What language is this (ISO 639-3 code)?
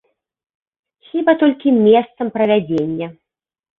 bel